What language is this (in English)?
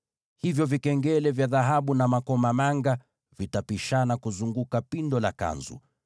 Swahili